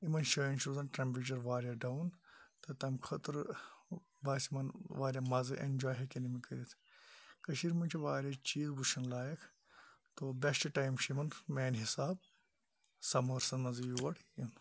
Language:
Kashmiri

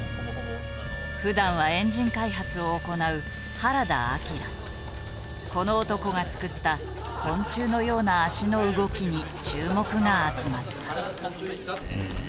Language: Japanese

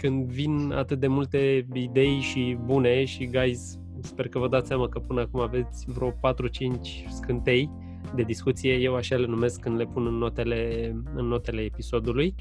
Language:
Romanian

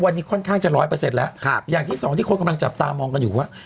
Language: Thai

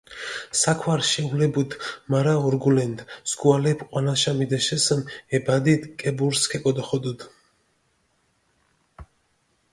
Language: Mingrelian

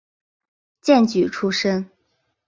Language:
Chinese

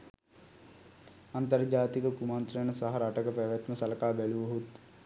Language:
Sinhala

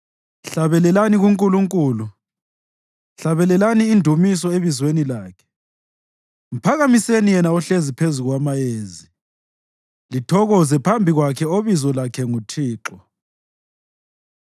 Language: North Ndebele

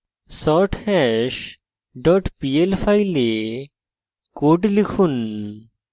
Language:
Bangla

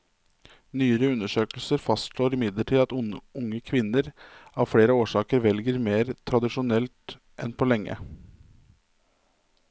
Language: Norwegian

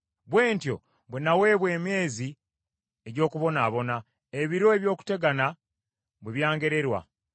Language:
Ganda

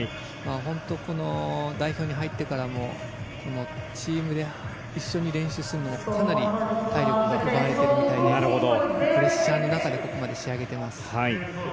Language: Japanese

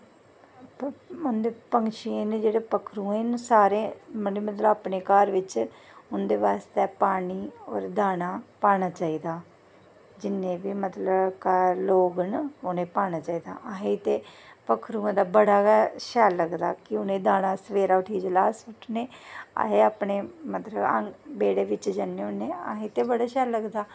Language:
Dogri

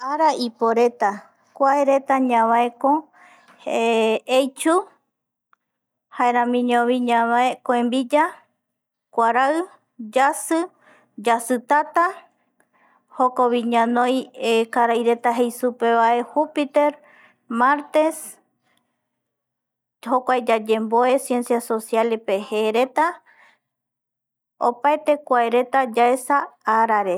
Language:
Eastern Bolivian Guaraní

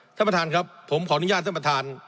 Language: Thai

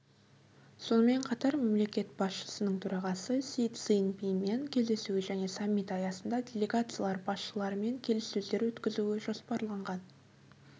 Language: Kazakh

